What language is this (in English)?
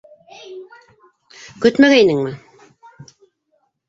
Bashkir